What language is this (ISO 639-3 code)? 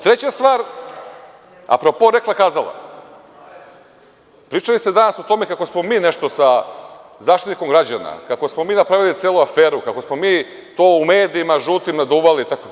srp